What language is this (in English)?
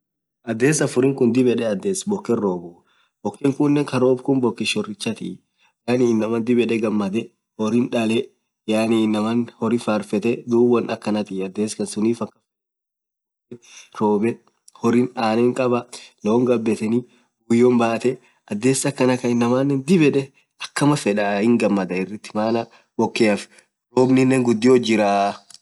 Orma